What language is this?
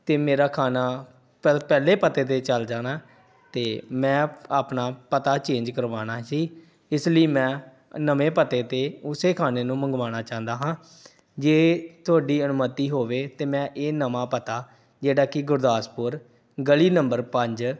Punjabi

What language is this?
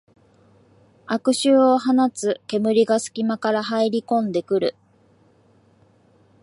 Japanese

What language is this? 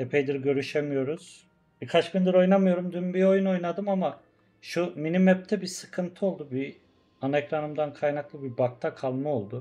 Turkish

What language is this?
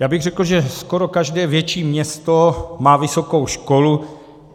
Czech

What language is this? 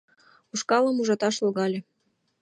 Mari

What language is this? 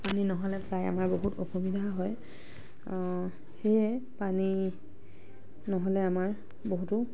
Assamese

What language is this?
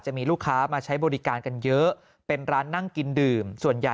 Thai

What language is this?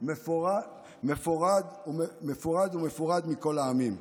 Hebrew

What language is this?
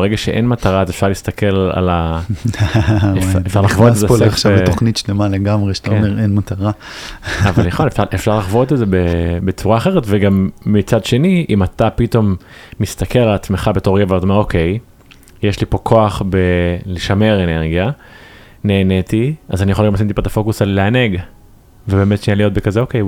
Hebrew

